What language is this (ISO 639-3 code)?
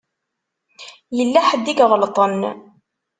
kab